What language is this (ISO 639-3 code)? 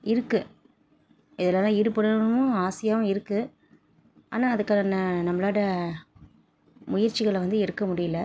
tam